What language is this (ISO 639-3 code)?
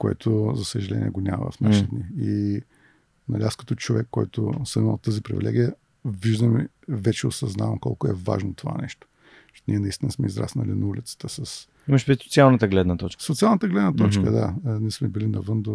bul